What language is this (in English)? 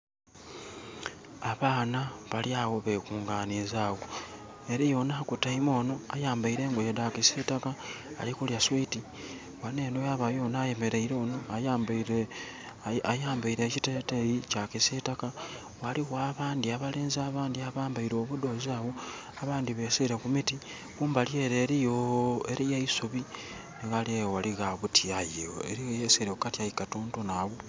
Soga